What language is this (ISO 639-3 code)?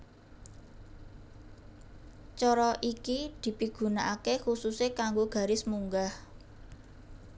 jav